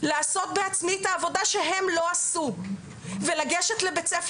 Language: Hebrew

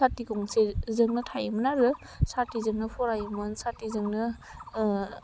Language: Bodo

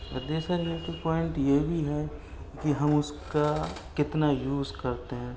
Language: Urdu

